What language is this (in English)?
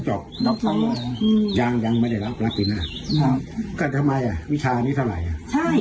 Thai